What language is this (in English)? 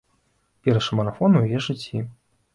Belarusian